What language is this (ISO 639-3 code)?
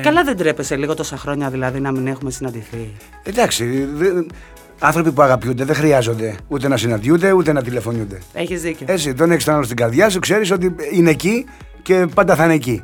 ell